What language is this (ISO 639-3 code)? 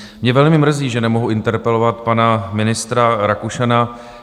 ces